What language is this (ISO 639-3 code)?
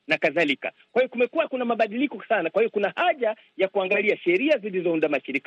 swa